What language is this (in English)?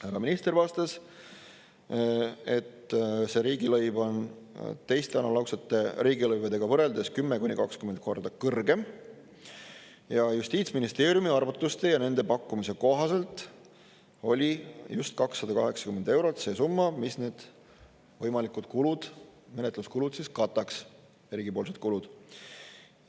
Estonian